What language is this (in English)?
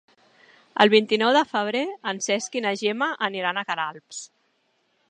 Catalan